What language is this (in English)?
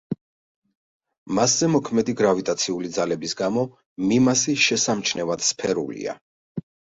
Georgian